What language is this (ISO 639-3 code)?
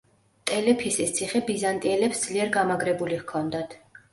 kat